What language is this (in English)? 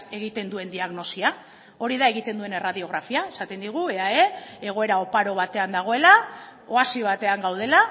Basque